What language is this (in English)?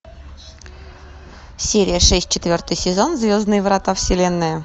Russian